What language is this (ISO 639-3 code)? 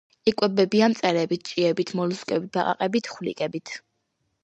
kat